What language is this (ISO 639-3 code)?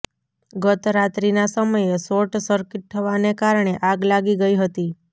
guj